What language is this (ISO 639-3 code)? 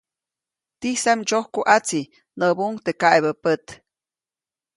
zoc